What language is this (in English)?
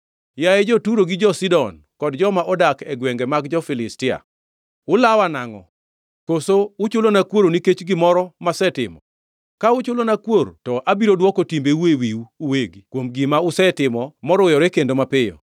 Luo (Kenya and Tanzania)